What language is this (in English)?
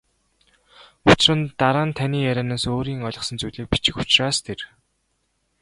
Mongolian